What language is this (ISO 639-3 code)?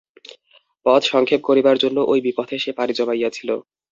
ben